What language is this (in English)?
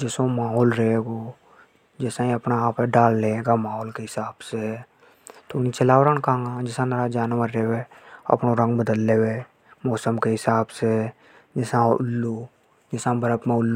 Hadothi